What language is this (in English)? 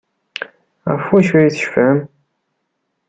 Kabyle